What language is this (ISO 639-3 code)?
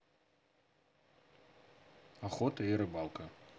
rus